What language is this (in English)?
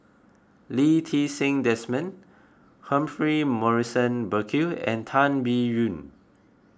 English